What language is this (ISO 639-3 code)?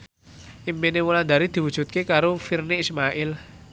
jav